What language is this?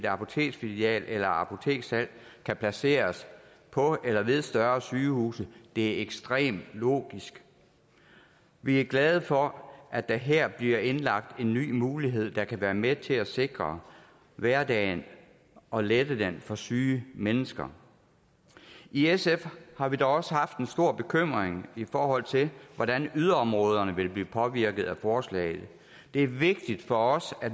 Danish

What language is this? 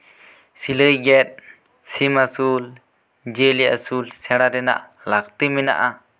Santali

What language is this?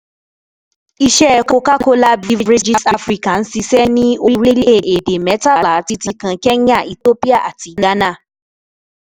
Yoruba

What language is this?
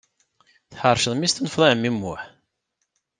Kabyle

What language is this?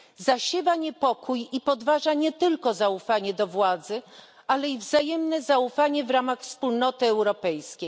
Polish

